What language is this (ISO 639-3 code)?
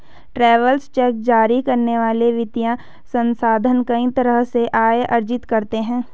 hin